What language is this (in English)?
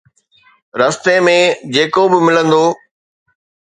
Sindhi